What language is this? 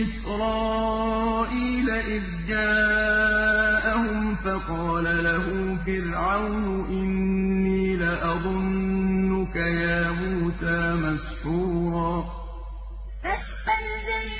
Arabic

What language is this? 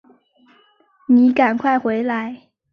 Chinese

